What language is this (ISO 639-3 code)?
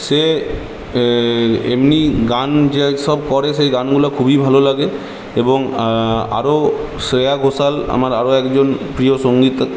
ben